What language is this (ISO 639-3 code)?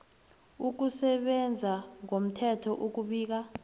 nbl